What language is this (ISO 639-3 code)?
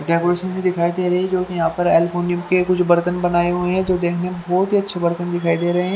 hin